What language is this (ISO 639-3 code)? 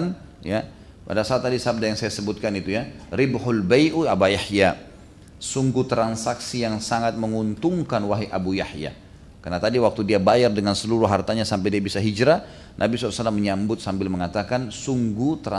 ind